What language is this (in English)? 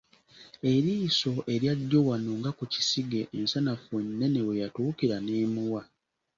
Ganda